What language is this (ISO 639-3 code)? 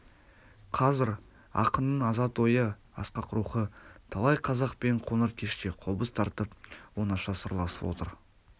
kaz